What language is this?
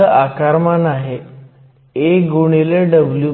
Marathi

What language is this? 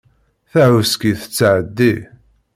Kabyle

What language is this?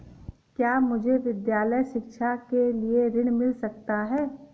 Hindi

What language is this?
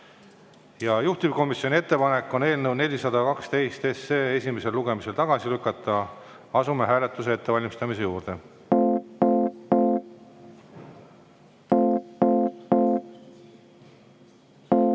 Estonian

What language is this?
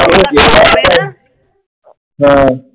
Punjabi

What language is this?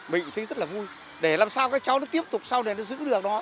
Vietnamese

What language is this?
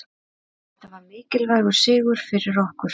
Icelandic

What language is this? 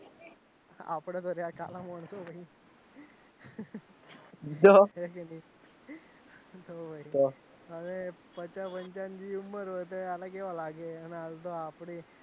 Gujarati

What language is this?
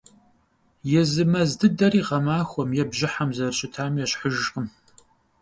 Kabardian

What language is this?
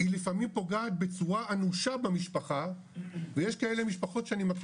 Hebrew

